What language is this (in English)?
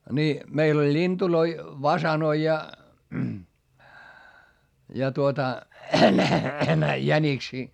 Finnish